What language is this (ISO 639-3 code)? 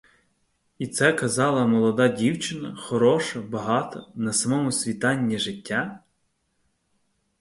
ukr